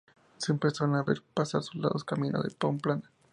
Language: Spanish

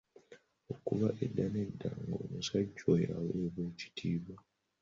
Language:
Ganda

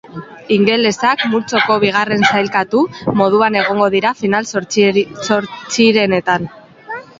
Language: Basque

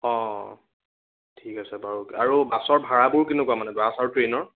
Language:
Assamese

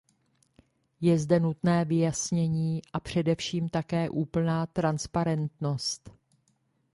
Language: Czech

